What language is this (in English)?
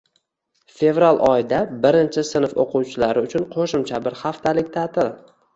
Uzbek